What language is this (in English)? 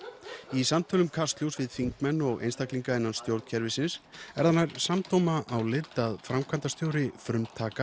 Icelandic